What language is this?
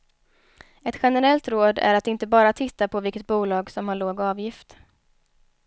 Swedish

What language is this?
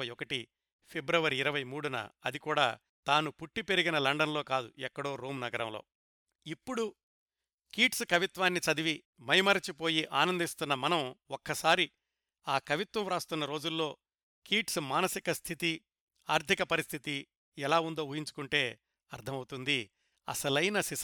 Telugu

